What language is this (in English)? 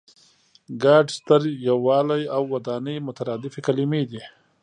Pashto